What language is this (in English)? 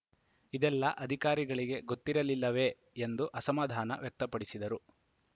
Kannada